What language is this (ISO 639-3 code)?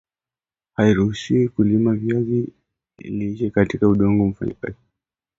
swa